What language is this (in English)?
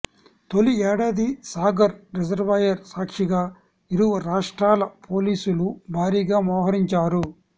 Telugu